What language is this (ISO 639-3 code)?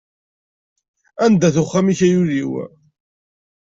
kab